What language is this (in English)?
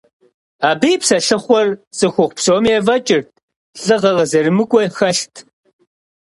Kabardian